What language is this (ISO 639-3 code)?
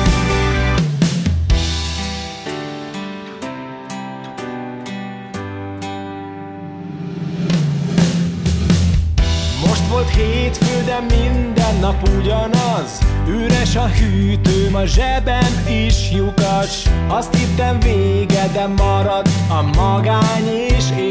hun